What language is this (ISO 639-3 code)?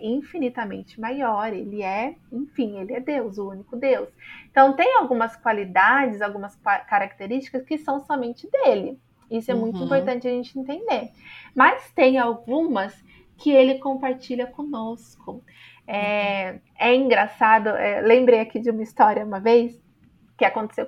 por